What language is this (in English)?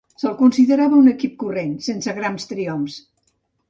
Catalan